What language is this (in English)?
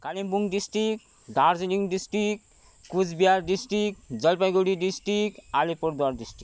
Nepali